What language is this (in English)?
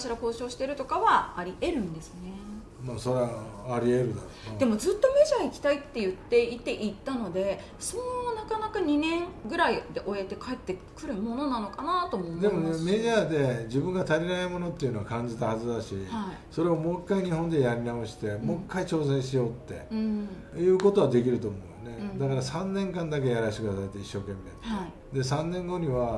Japanese